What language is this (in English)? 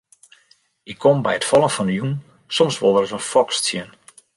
Western Frisian